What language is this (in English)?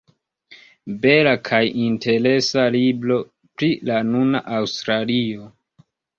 Esperanto